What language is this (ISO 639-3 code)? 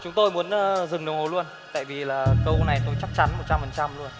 vie